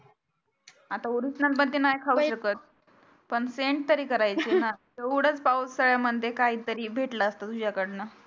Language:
Marathi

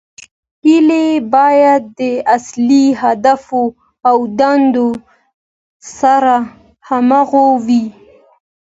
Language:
Pashto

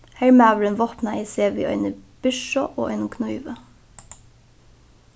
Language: Faroese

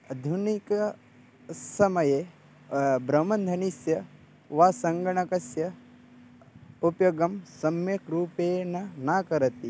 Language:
Sanskrit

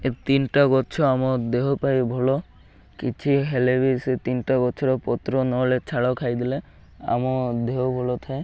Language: Odia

